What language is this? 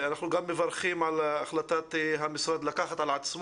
Hebrew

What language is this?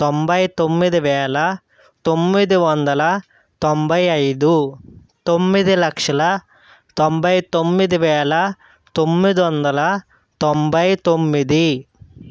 Telugu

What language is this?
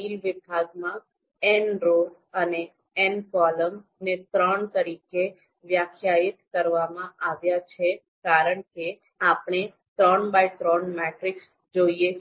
Gujarati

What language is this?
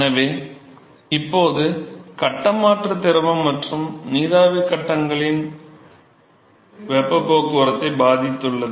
Tamil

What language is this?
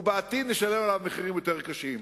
Hebrew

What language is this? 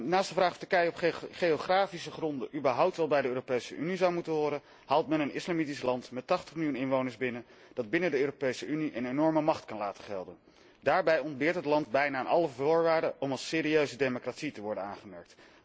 Dutch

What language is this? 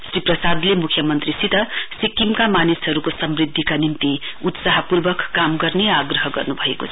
Nepali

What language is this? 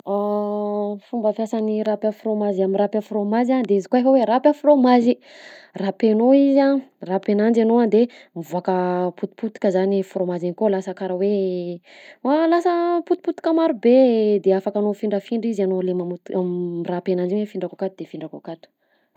Southern Betsimisaraka Malagasy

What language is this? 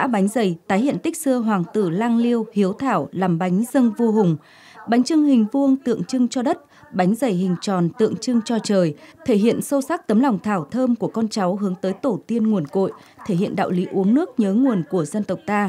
Vietnamese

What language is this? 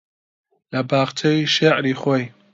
Central Kurdish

